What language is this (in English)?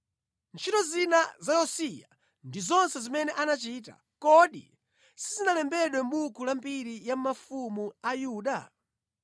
Nyanja